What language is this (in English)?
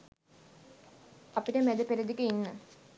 Sinhala